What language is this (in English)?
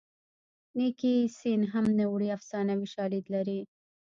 Pashto